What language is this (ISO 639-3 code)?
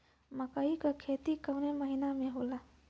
bho